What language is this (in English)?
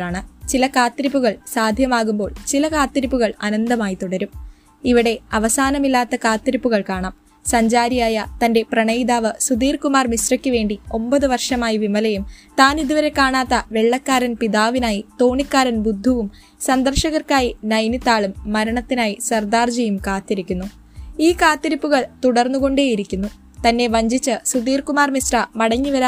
Malayalam